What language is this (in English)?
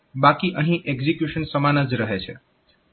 Gujarati